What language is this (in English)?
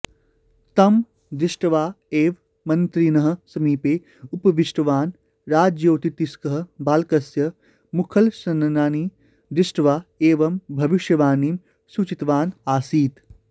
Sanskrit